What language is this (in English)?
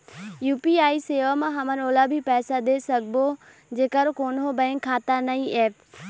Chhattisgarhi